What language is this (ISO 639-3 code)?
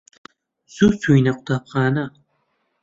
ckb